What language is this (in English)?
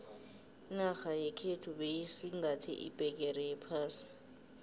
South Ndebele